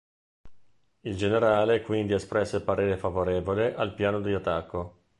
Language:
Italian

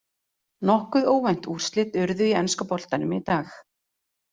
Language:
Icelandic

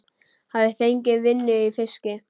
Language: Icelandic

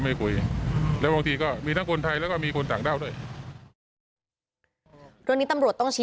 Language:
Thai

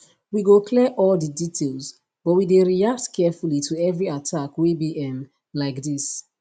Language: Nigerian Pidgin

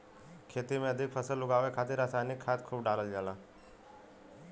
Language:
Bhojpuri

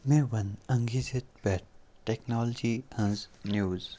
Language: Kashmiri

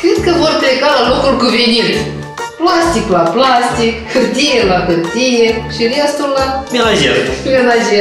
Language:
Romanian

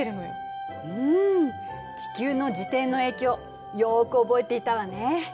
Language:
Japanese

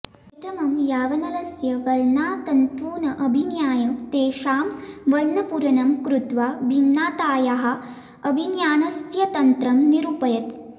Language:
Sanskrit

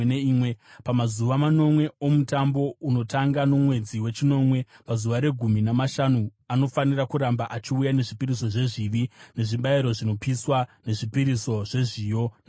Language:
Shona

